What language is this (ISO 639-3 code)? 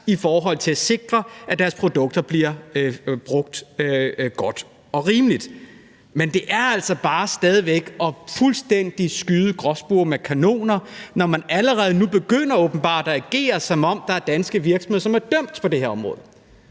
dan